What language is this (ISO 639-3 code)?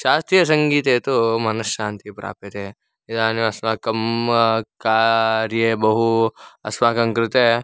san